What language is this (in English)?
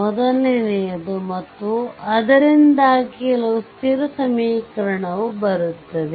Kannada